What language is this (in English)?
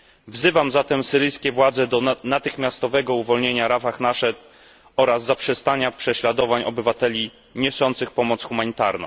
Polish